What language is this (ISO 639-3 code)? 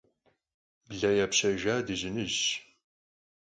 kbd